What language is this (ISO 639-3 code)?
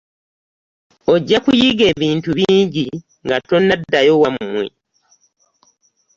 lug